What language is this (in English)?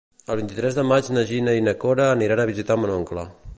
Catalan